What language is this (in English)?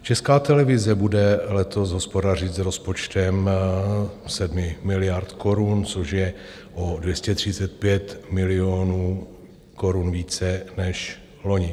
Czech